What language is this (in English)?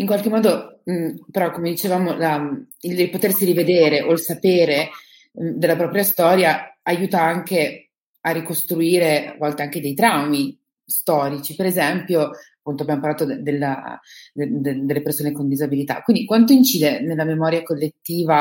Italian